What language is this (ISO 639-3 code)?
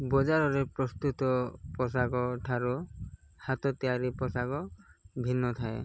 ori